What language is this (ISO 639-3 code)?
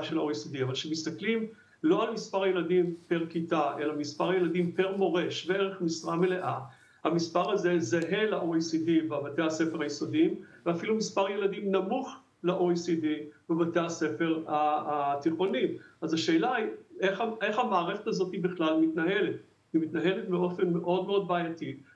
heb